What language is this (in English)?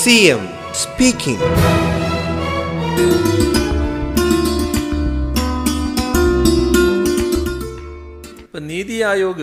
Malayalam